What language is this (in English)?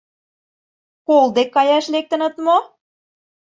Mari